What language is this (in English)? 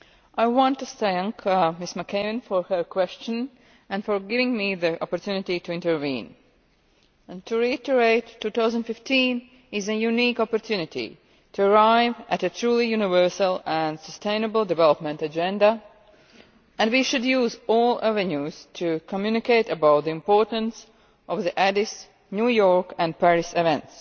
English